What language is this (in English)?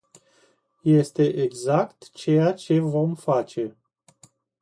Romanian